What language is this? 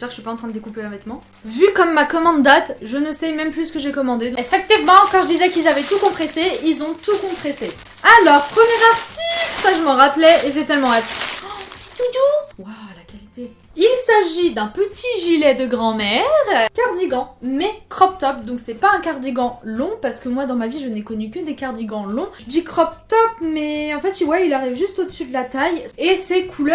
French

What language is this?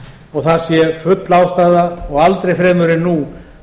Icelandic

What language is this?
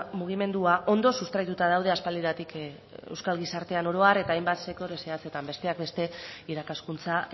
Basque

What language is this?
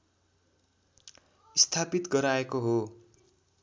Nepali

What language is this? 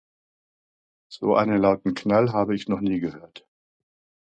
German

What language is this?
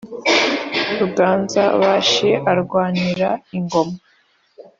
Kinyarwanda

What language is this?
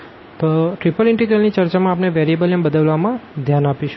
Gujarati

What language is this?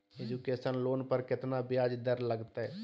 Magahi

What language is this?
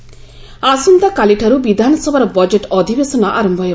Odia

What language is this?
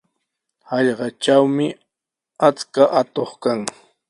Sihuas Ancash Quechua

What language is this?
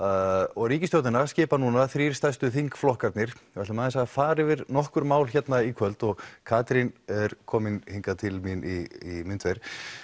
Icelandic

